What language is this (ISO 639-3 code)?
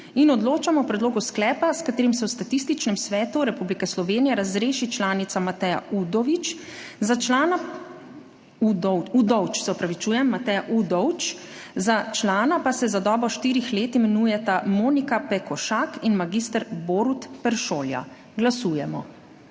slv